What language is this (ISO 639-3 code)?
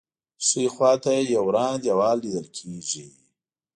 pus